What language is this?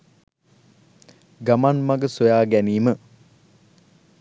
Sinhala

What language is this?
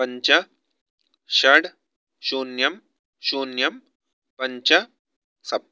Sanskrit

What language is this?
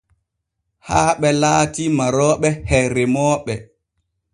Borgu Fulfulde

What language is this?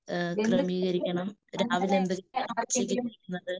Malayalam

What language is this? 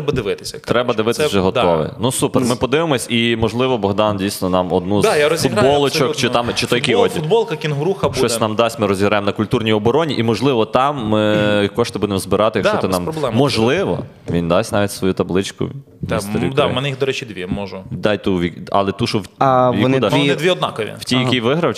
Ukrainian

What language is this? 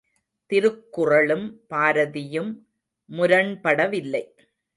Tamil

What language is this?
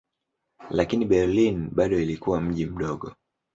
Swahili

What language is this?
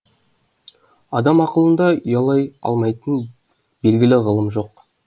Kazakh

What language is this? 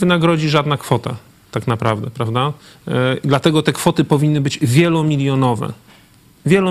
Polish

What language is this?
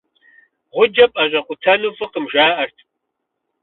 Kabardian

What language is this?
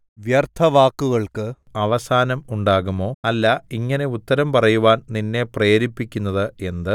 Malayalam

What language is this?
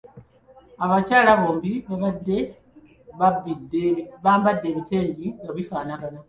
Ganda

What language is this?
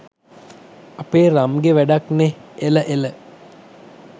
Sinhala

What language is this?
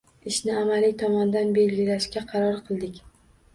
Uzbek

